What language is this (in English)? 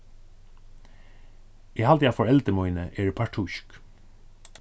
Faroese